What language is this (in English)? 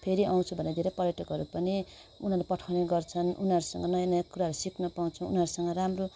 Nepali